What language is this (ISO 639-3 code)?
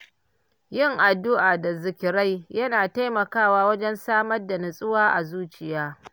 hau